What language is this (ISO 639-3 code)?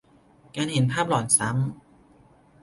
tha